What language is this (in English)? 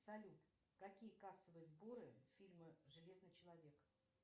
Russian